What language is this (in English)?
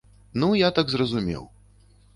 Belarusian